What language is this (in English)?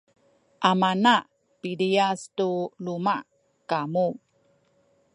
Sakizaya